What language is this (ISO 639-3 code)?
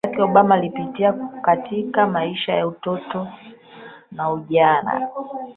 swa